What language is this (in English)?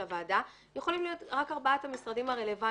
Hebrew